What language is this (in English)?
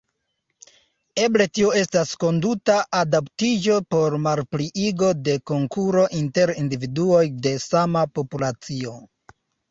Esperanto